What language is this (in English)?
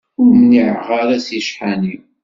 Kabyle